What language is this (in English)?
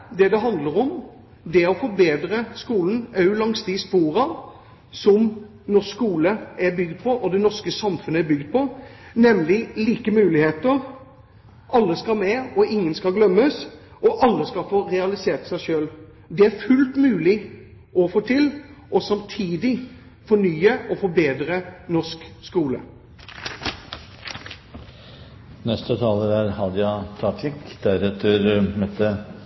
Norwegian Bokmål